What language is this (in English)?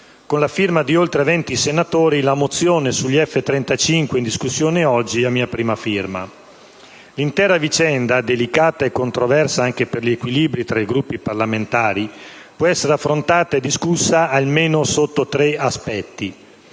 Italian